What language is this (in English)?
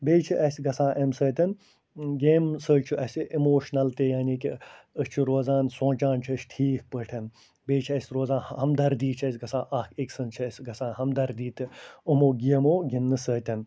Kashmiri